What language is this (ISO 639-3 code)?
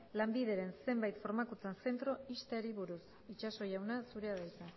eus